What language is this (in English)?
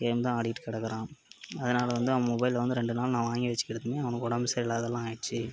Tamil